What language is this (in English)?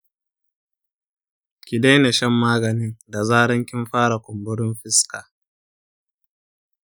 Hausa